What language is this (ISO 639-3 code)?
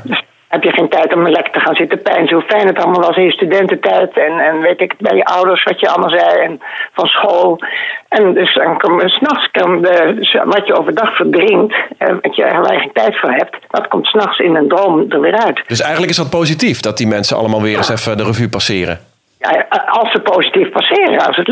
nld